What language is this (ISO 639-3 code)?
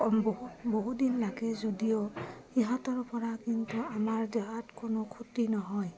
asm